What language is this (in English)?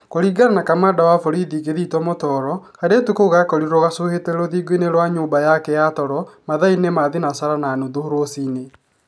Kikuyu